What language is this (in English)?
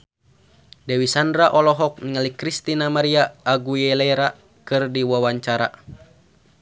Sundanese